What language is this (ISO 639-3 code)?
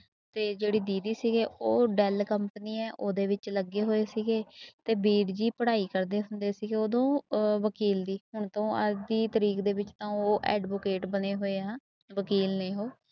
pan